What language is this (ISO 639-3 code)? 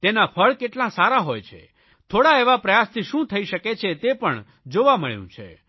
guj